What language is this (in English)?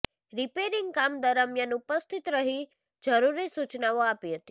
Gujarati